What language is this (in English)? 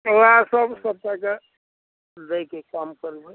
Maithili